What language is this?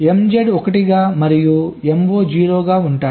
Telugu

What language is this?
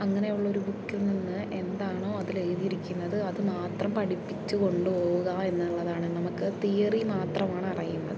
Malayalam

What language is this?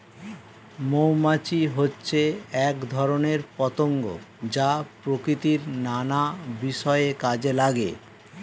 Bangla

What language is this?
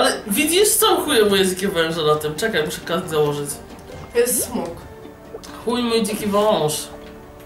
Polish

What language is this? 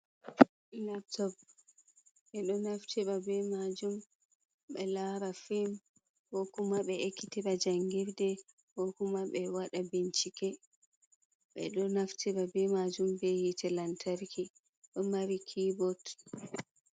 Fula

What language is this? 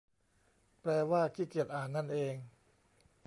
Thai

